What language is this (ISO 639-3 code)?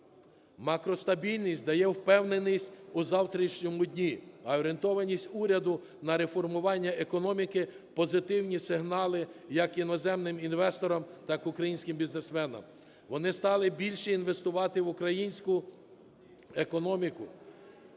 ukr